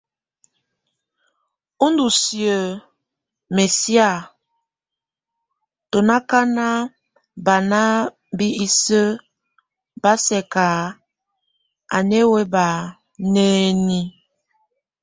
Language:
Tunen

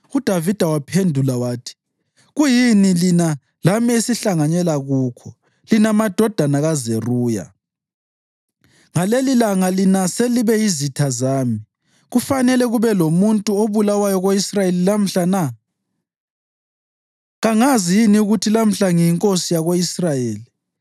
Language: North Ndebele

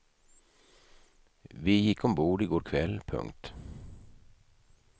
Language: Swedish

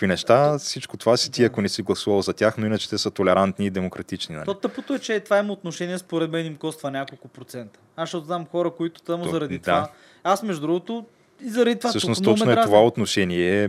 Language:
Bulgarian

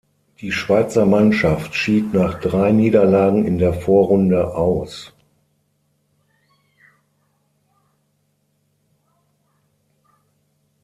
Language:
German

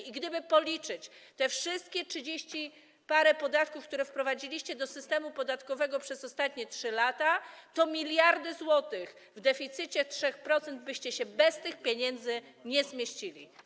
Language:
Polish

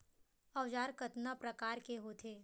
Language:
Chhattisgarhi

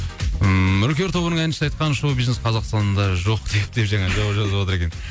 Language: Kazakh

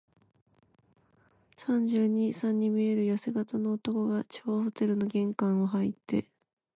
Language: Japanese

